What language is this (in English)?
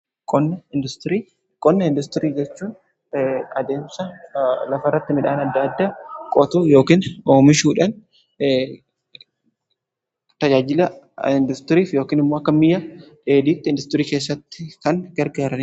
Oromo